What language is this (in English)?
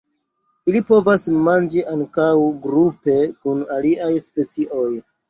Esperanto